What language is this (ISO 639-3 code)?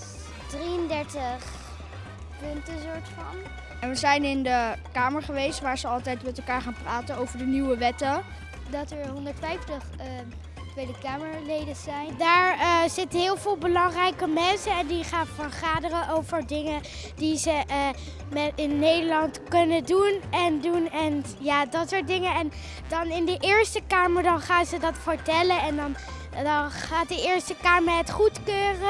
nld